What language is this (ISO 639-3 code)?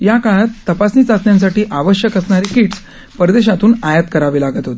mar